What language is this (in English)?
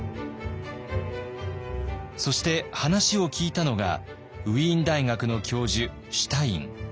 Japanese